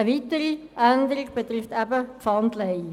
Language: Swiss German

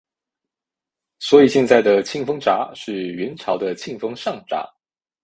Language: Chinese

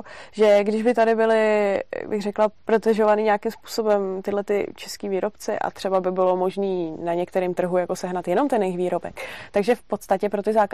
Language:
Czech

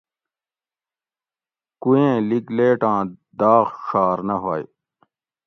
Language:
Gawri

